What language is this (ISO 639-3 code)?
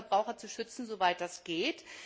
deu